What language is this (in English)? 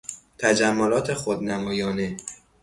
Persian